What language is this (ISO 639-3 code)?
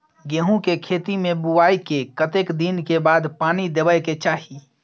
mai